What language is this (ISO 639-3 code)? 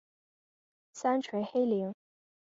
zho